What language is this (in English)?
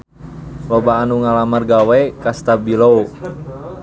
Sundanese